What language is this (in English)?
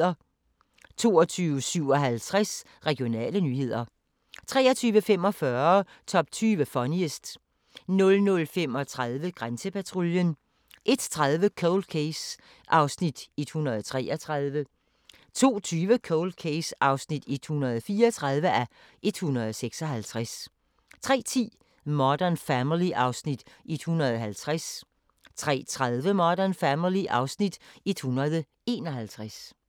Danish